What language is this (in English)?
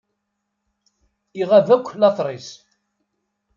Kabyle